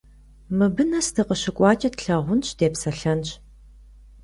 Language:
Kabardian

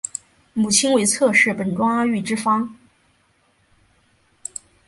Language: Chinese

